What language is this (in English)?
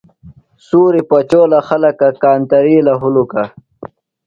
Phalura